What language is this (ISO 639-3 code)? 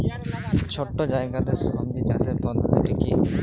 ben